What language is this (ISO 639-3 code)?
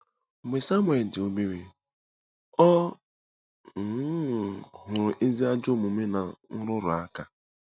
ibo